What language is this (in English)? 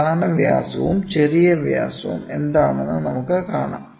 Malayalam